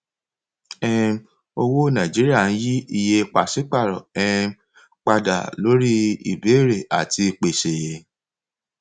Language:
Yoruba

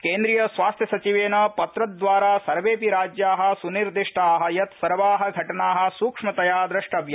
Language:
Sanskrit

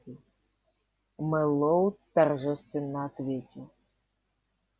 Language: Russian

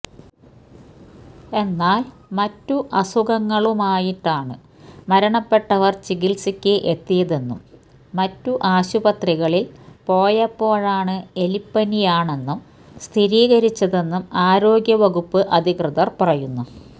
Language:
Malayalam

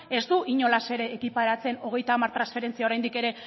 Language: Basque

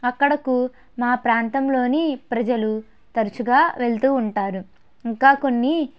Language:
Telugu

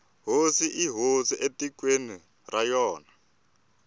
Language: Tsonga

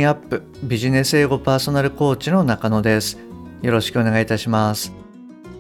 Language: Japanese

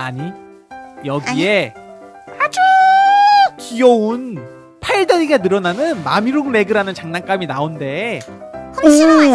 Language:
Korean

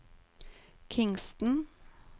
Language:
Norwegian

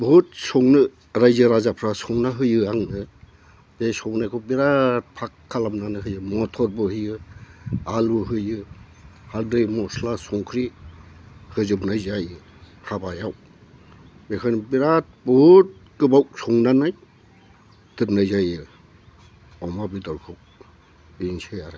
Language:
Bodo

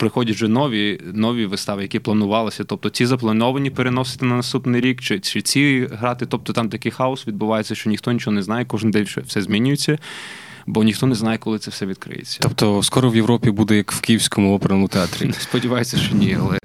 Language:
Ukrainian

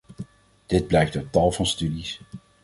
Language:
Dutch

